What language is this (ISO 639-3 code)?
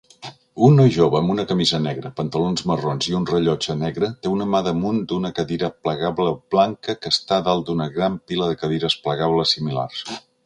cat